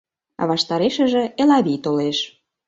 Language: Mari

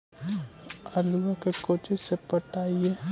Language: Magahi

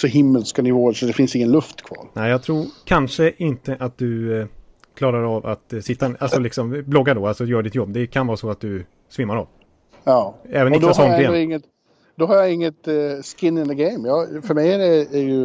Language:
Swedish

